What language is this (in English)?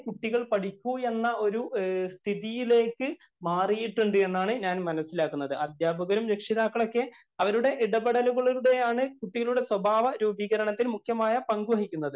Malayalam